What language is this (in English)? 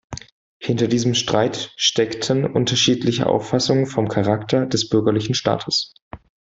German